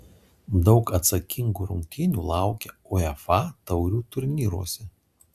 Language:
Lithuanian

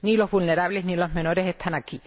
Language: Spanish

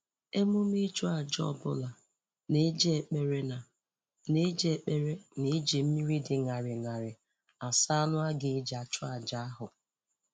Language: Igbo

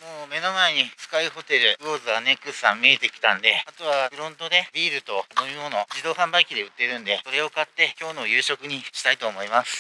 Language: Japanese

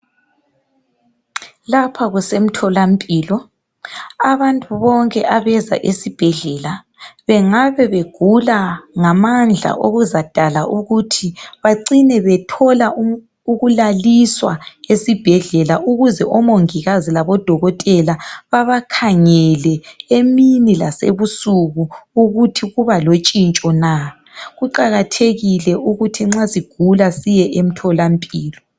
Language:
North Ndebele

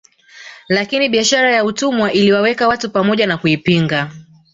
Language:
Swahili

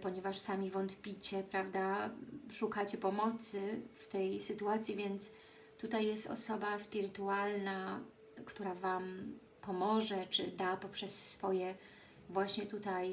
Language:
Polish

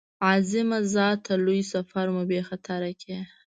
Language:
Pashto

